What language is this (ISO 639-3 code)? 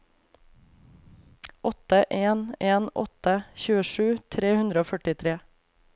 nor